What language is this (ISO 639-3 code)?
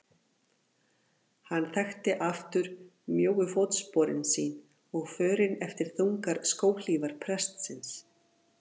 isl